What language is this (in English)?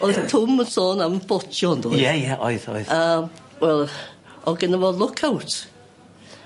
Welsh